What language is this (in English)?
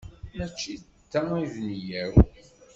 Kabyle